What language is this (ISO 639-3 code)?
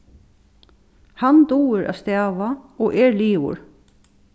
fao